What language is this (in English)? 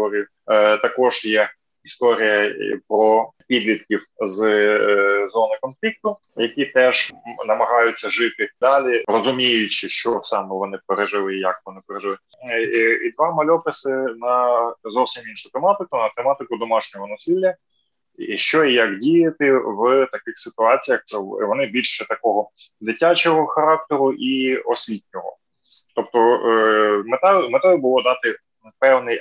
Ukrainian